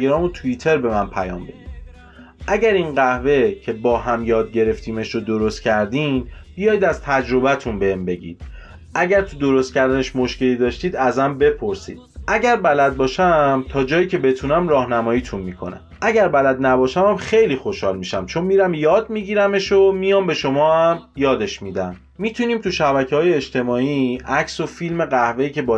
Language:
Persian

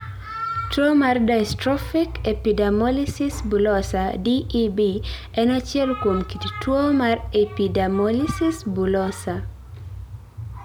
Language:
Luo (Kenya and Tanzania)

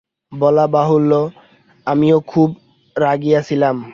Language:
Bangla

